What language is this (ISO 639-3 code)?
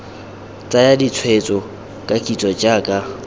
tsn